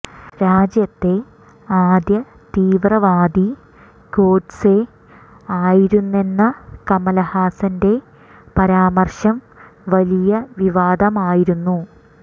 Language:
Malayalam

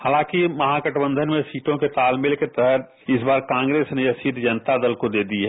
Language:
Hindi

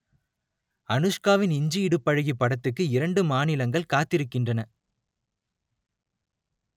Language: Tamil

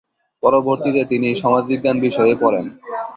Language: Bangla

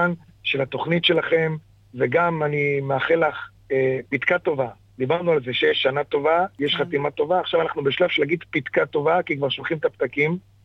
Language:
Hebrew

